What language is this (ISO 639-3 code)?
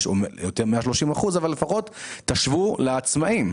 heb